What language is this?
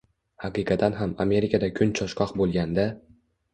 Uzbek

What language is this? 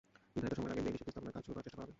Bangla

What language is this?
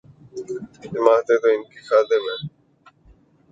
Urdu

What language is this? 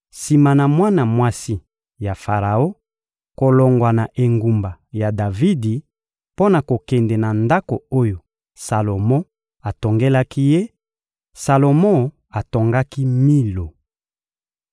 Lingala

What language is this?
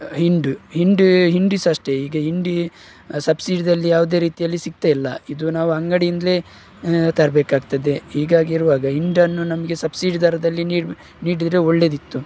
Kannada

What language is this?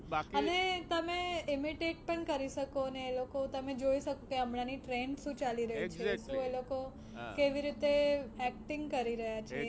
Gujarati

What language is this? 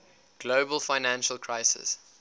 English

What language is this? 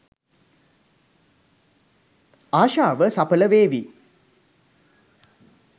Sinhala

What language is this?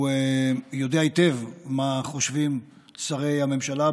Hebrew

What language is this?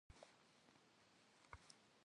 Kabardian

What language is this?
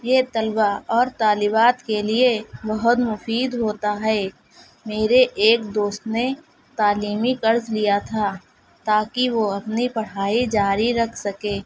Urdu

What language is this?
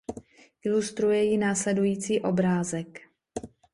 Czech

